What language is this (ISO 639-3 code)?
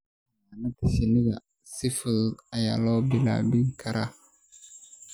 som